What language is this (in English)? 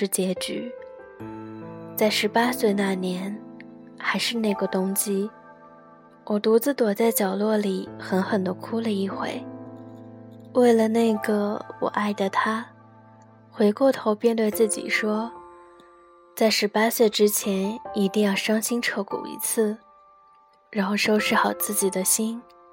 Chinese